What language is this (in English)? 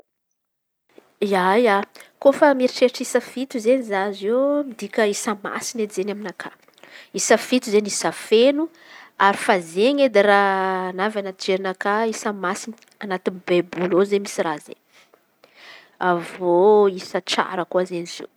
Antankarana Malagasy